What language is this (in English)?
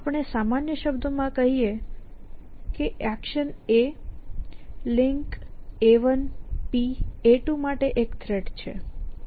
Gujarati